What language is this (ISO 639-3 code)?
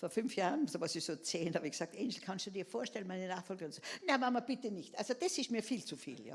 deu